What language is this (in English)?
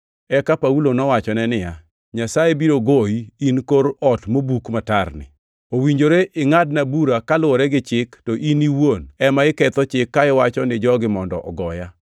Luo (Kenya and Tanzania)